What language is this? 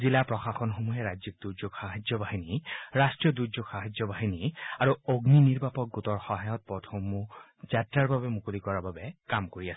Assamese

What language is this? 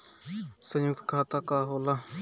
Bhojpuri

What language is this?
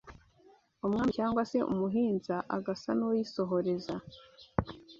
Kinyarwanda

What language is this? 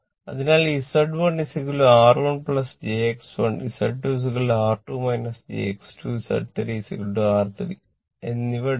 Malayalam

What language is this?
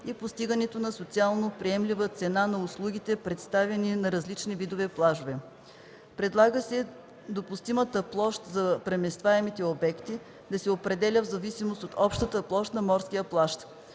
Bulgarian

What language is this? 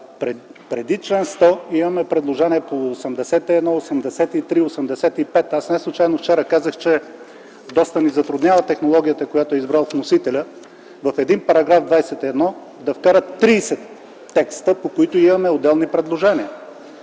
Bulgarian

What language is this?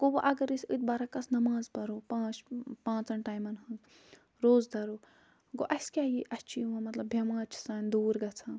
Kashmiri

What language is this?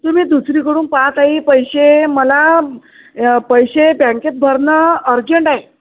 Marathi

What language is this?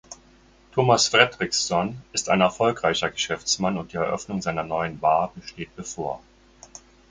German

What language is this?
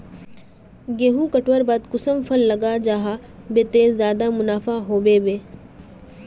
Magahi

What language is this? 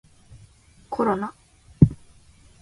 Japanese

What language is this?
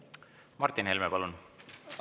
Estonian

